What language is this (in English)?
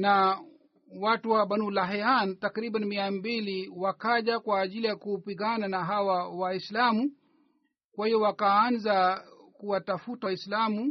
Swahili